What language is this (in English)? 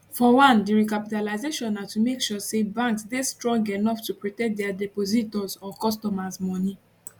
Nigerian Pidgin